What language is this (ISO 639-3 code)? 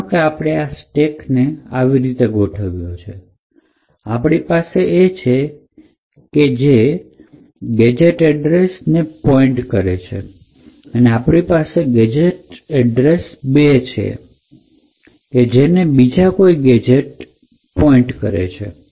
guj